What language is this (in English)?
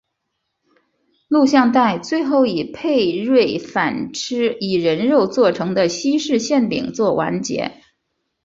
Chinese